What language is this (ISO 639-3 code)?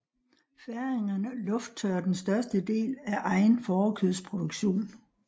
dan